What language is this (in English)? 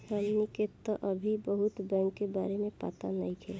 Bhojpuri